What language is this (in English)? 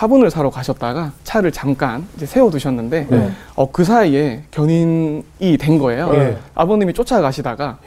Korean